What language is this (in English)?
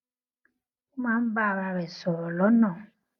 Yoruba